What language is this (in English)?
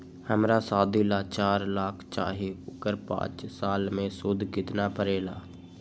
Magahi